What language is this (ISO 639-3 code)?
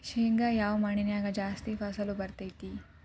kan